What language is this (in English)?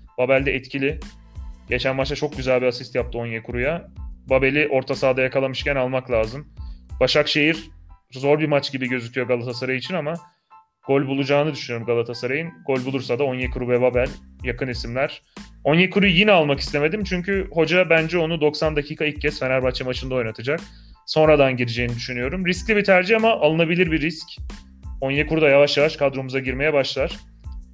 Turkish